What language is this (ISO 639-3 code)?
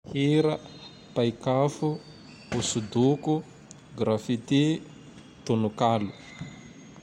tdx